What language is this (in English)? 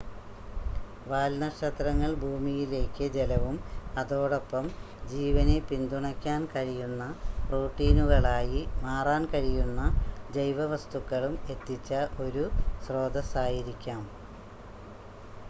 Malayalam